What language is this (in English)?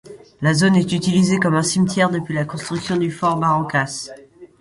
French